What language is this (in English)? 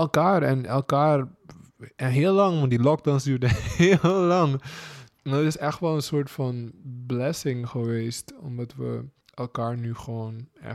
Dutch